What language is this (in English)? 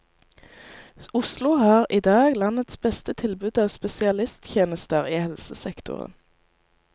Norwegian